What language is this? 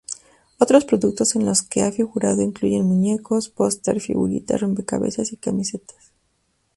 Spanish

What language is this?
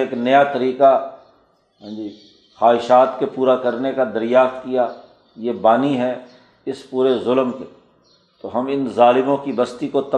Urdu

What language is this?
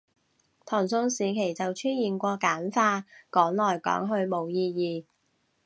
Cantonese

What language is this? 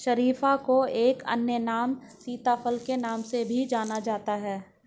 Hindi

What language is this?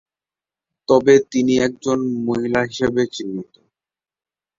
Bangla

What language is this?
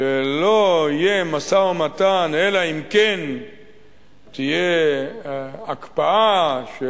Hebrew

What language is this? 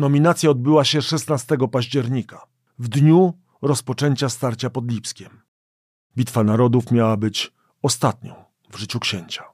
Polish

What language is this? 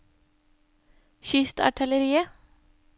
Norwegian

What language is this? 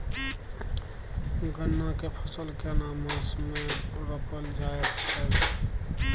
Maithili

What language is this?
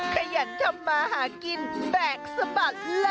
Thai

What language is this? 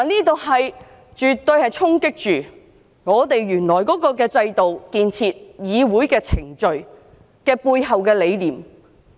Cantonese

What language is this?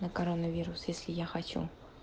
Russian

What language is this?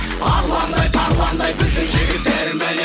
Kazakh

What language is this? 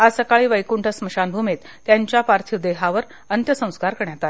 Marathi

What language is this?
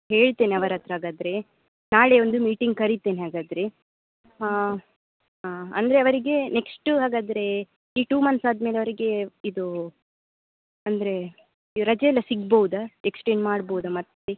Kannada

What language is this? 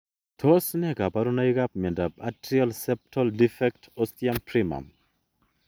Kalenjin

